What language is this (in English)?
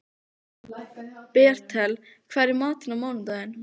Icelandic